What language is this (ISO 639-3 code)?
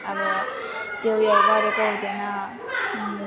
nep